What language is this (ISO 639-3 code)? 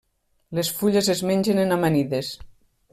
cat